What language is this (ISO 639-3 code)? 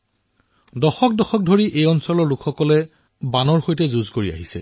asm